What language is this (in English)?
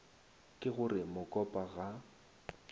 Northern Sotho